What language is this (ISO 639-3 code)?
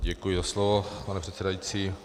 ces